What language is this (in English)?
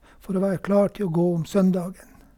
Norwegian